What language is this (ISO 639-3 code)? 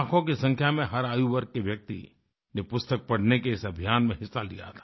hin